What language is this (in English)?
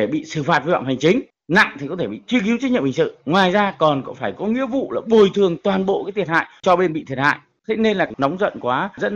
Vietnamese